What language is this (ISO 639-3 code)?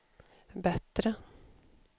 swe